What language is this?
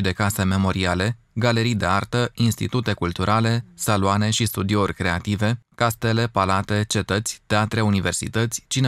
Romanian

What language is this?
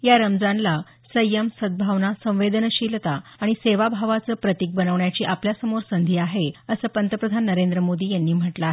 Marathi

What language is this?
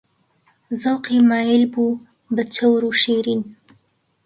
Central Kurdish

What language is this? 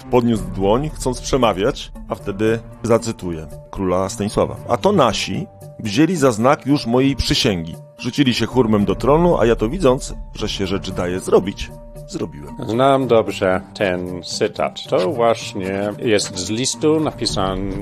Polish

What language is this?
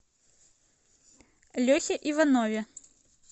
Russian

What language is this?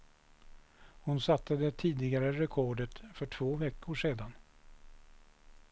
Swedish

